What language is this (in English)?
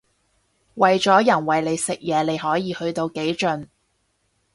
Cantonese